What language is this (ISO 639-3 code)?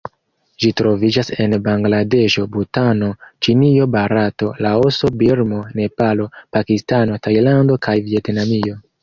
epo